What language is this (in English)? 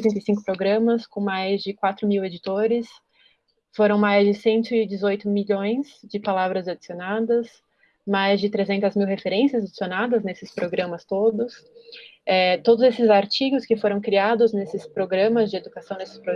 Portuguese